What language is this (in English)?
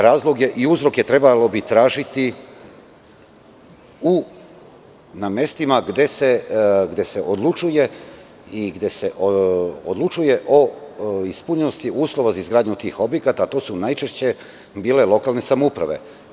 Serbian